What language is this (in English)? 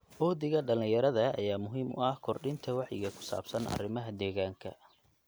Somali